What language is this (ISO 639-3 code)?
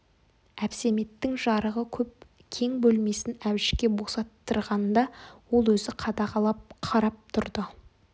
kaz